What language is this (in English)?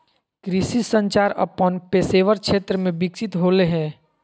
Magahi